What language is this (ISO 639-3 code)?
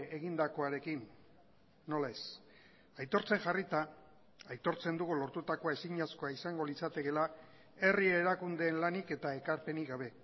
eus